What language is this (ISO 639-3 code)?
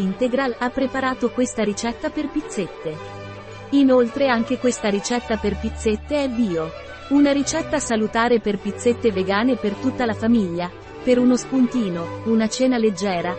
ita